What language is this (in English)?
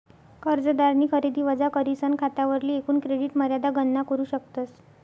Marathi